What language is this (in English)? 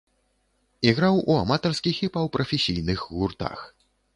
Belarusian